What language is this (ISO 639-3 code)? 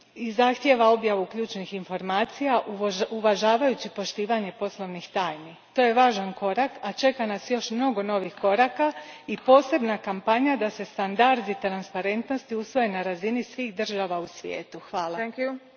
hrv